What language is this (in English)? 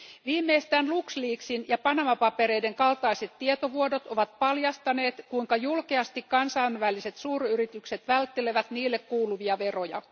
Finnish